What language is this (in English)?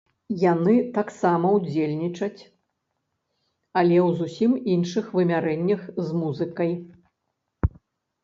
Belarusian